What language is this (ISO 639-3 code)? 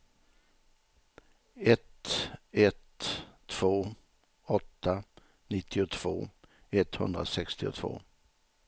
swe